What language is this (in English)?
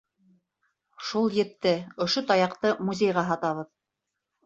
Bashkir